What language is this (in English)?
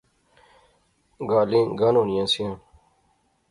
Pahari-Potwari